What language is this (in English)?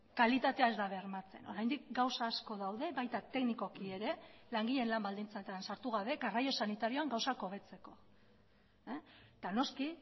Basque